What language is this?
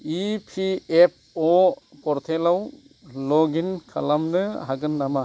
Bodo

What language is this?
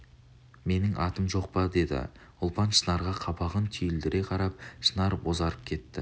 Kazakh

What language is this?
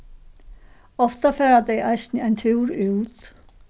Faroese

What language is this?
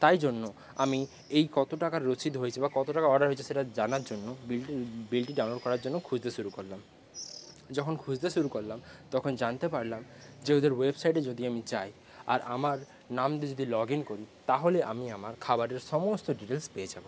Bangla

